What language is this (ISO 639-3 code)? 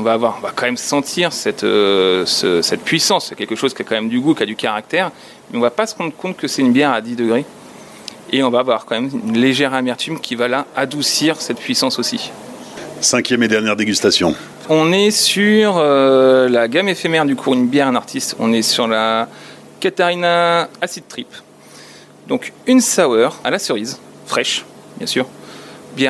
fra